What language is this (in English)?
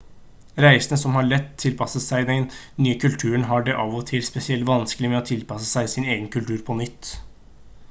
Norwegian Bokmål